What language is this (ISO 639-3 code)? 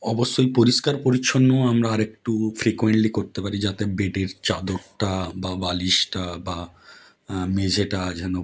ben